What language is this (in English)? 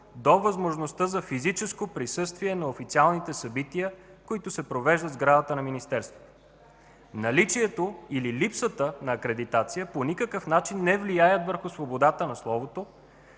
Bulgarian